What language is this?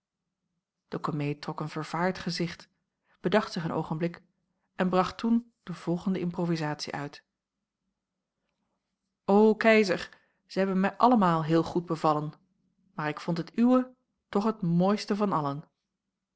Dutch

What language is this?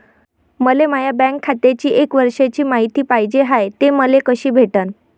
Marathi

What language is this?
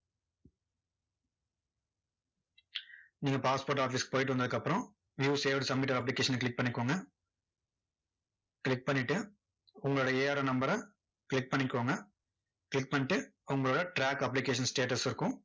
Tamil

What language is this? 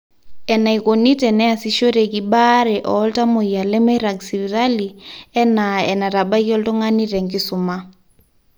Masai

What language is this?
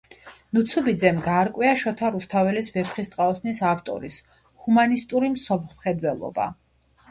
Georgian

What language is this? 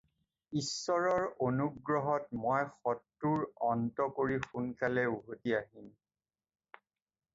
Assamese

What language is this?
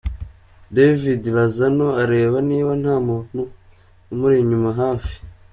Kinyarwanda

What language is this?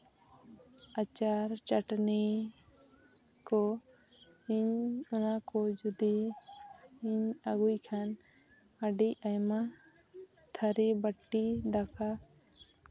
Santali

